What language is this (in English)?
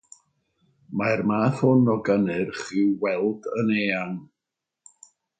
Welsh